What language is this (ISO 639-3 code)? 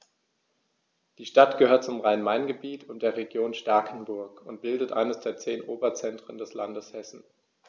deu